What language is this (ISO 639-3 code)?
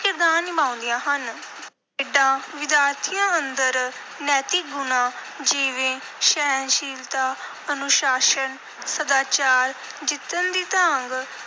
pan